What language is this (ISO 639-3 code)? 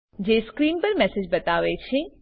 guj